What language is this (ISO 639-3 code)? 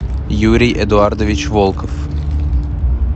rus